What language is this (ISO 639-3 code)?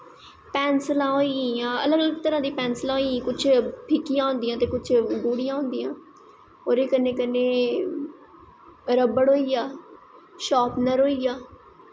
doi